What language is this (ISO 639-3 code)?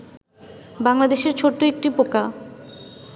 ben